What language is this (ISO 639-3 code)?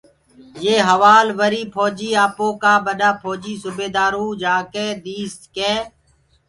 ggg